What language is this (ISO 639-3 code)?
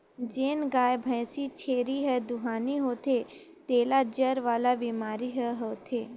hne